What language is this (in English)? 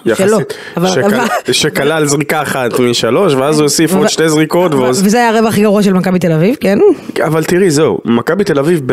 Hebrew